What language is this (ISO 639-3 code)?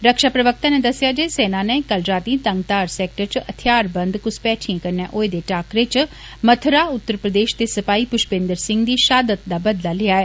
doi